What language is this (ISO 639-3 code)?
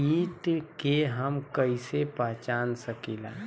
bho